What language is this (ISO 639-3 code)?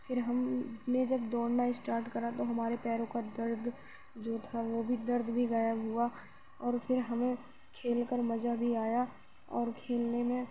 urd